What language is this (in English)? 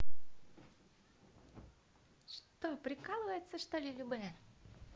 Russian